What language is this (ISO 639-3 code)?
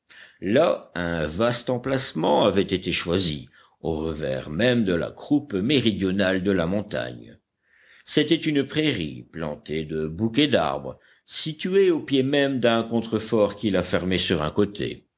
fra